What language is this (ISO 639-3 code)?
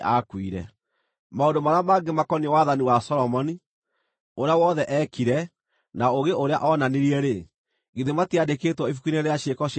kik